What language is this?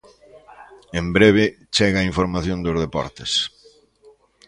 Galician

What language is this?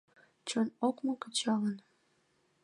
Mari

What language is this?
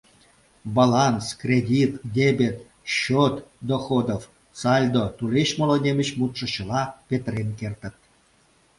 Mari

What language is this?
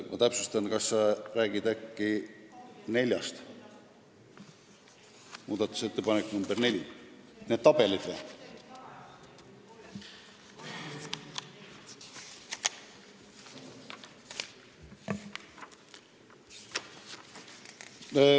Estonian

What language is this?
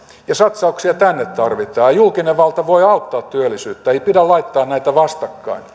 Finnish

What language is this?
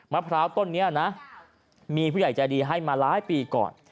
Thai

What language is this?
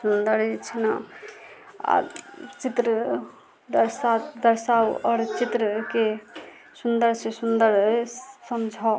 Maithili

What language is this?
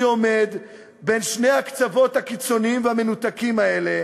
Hebrew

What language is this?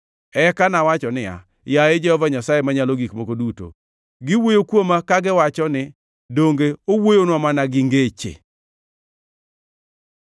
Luo (Kenya and Tanzania)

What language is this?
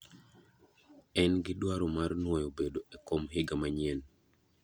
Luo (Kenya and Tanzania)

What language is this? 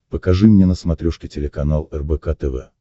Russian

